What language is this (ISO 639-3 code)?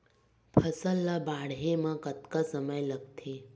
hne